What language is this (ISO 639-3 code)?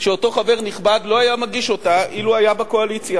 heb